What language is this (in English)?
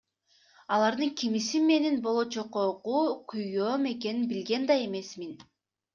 Kyrgyz